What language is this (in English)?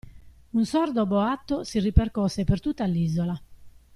Italian